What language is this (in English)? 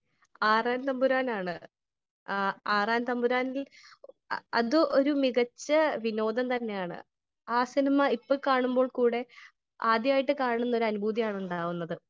Malayalam